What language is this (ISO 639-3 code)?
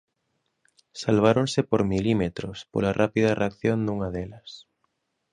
glg